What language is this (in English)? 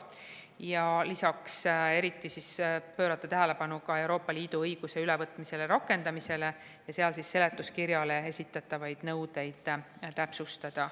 Estonian